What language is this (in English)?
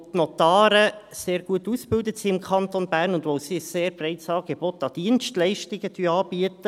Swiss German